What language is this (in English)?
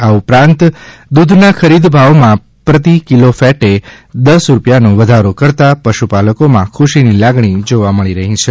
Gujarati